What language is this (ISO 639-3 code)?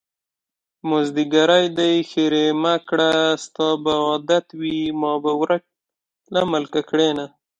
pus